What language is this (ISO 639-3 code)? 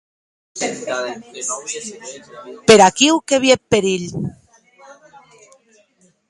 oci